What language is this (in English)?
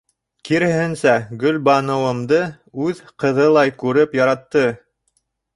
Bashkir